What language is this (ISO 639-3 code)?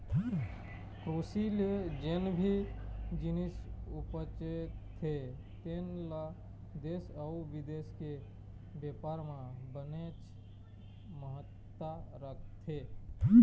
hne